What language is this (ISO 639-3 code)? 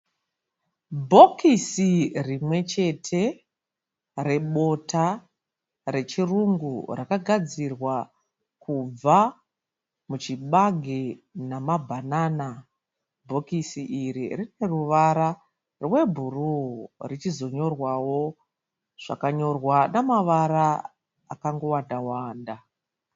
sna